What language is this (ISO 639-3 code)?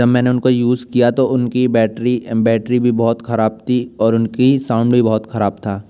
hin